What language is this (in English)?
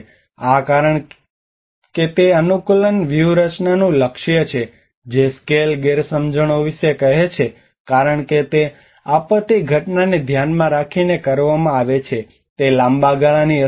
Gujarati